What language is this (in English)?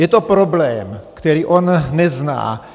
Czech